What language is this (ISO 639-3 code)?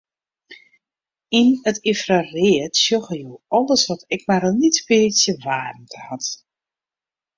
fry